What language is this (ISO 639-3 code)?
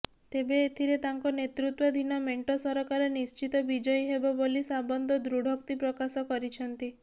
ori